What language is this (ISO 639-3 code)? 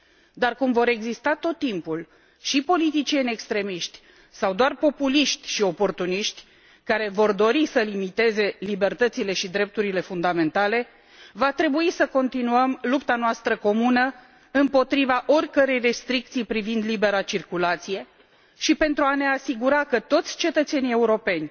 ron